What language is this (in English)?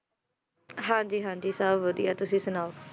Punjabi